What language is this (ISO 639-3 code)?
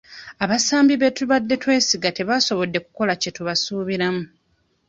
lug